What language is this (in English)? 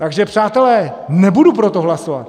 Czech